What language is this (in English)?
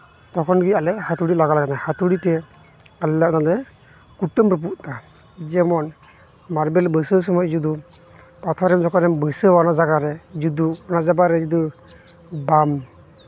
Santali